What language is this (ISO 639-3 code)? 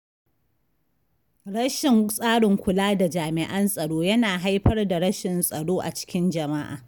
hau